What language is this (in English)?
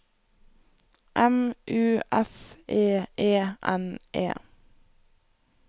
Norwegian